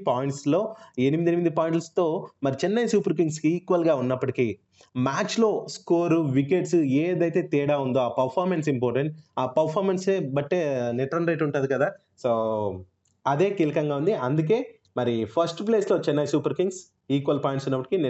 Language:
Telugu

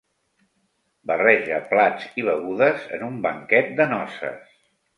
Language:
Catalan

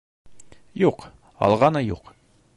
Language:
Bashkir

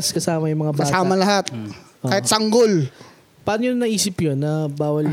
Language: Filipino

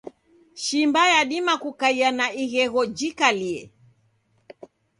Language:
Taita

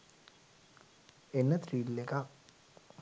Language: Sinhala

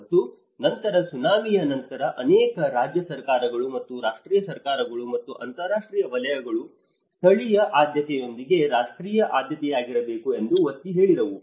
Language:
Kannada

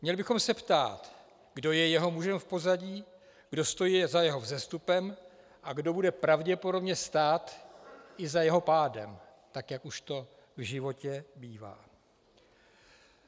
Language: Czech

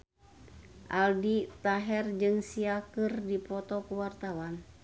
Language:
Sundanese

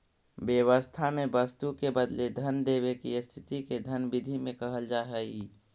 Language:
Magahi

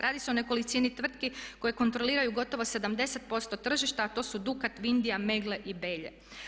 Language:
Croatian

